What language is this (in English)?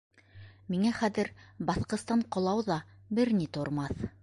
Bashkir